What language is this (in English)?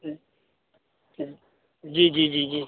Urdu